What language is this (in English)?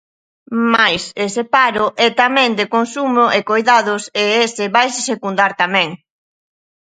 Galician